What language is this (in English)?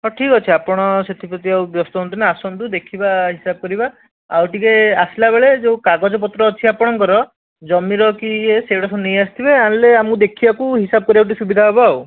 Odia